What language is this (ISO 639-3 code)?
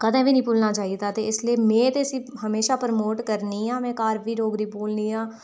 doi